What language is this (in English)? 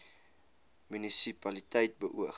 Afrikaans